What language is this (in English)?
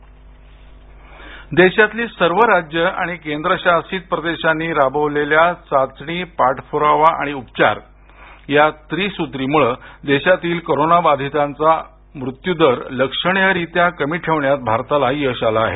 Marathi